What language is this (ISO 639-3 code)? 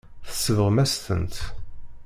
kab